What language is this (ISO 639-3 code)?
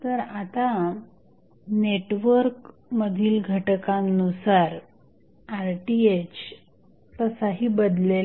mar